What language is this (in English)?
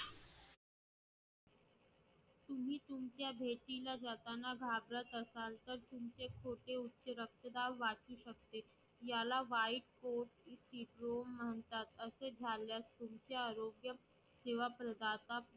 Marathi